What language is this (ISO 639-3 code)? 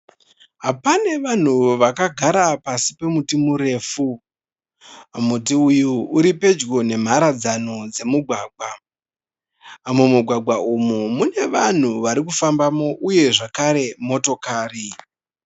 sna